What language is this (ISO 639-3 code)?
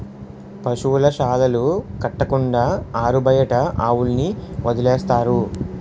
tel